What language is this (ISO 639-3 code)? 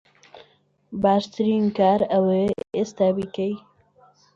ckb